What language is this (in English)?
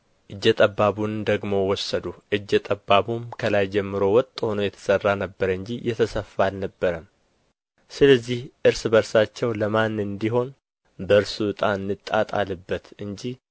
Amharic